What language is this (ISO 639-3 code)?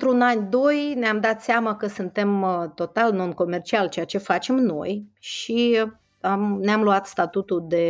ron